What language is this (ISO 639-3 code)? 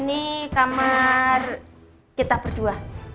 ind